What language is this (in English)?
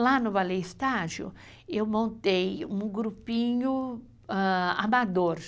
Portuguese